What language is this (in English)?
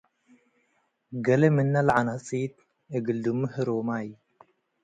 Tigre